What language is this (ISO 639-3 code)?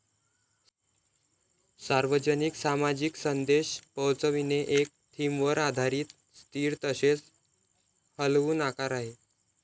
mar